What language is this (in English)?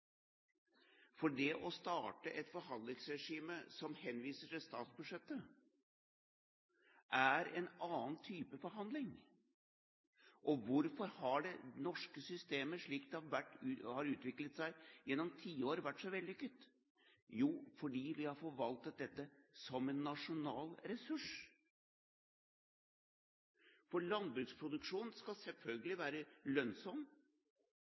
Norwegian Bokmål